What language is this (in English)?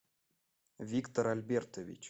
Russian